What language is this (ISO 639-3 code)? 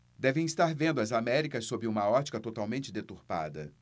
por